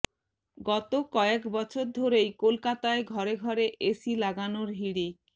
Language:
Bangla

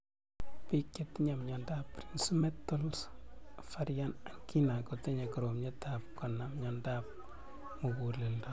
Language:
Kalenjin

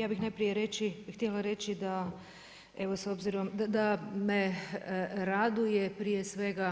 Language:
Croatian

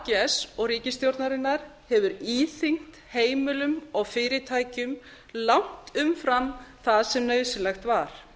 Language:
Icelandic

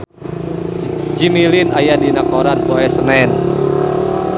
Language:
Sundanese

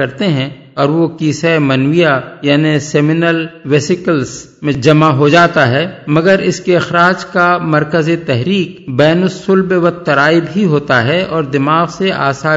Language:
Urdu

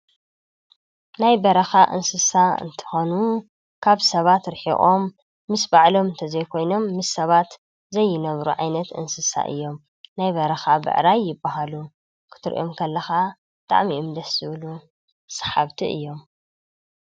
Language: Tigrinya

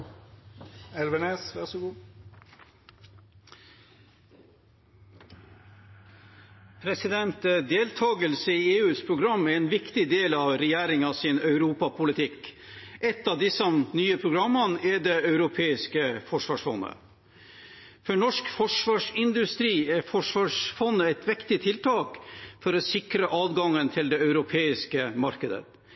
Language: Norwegian Bokmål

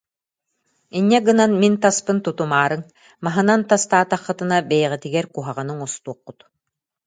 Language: Yakut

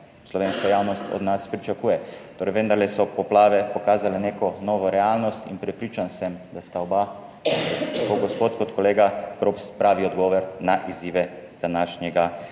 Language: Slovenian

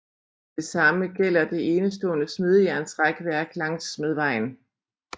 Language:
Danish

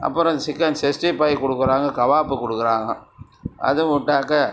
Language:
Tamil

